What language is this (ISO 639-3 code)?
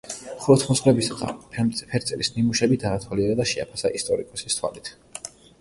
kat